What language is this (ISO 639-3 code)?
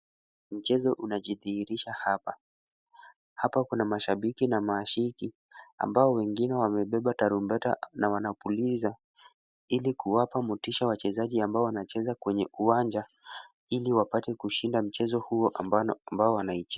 swa